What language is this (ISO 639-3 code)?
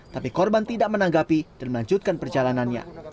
ind